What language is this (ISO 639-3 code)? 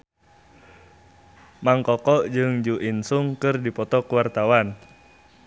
sun